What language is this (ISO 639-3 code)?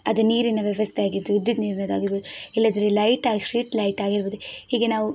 kan